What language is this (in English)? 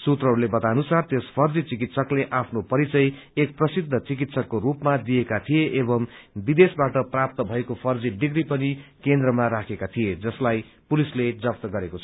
Nepali